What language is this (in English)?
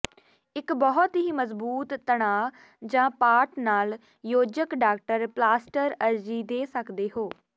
Punjabi